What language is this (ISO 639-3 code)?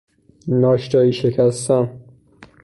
fas